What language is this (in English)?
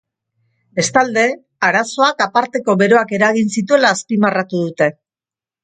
Basque